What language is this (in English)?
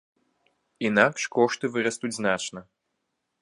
Belarusian